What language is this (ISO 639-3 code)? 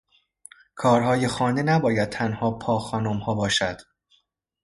fas